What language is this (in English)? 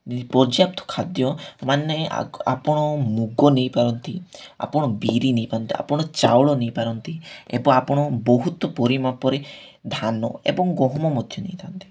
Odia